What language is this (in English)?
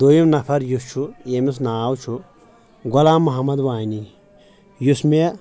Kashmiri